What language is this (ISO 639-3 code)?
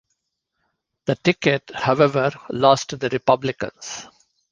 eng